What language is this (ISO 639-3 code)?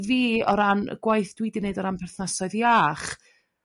cym